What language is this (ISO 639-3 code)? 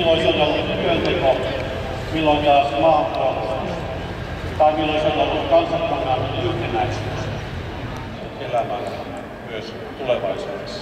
fin